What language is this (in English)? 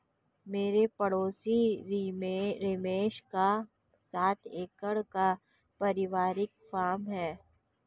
Hindi